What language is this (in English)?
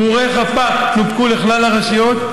Hebrew